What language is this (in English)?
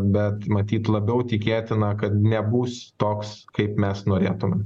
Lithuanian